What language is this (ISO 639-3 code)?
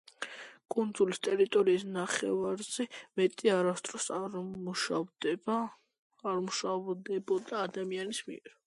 kat